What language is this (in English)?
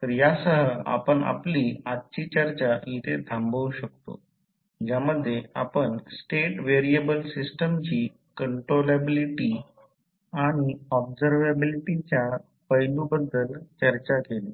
Marathi